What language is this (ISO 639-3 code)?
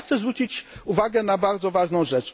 pol